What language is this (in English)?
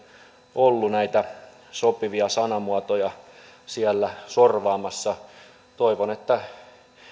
Finnish